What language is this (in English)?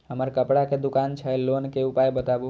Maithili